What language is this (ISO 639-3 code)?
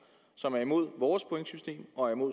dan